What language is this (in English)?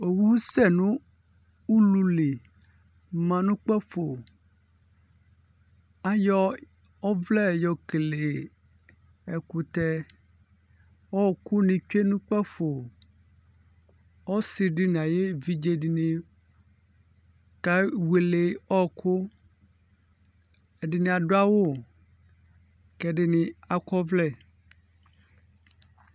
Ikposo